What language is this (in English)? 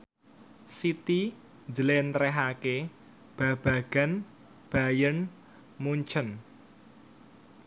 Javanese